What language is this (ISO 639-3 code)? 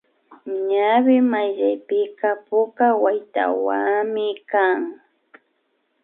qvi